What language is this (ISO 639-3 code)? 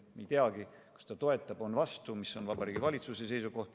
est